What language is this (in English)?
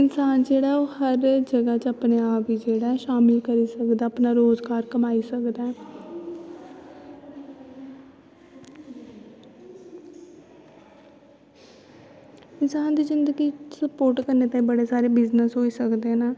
Dogri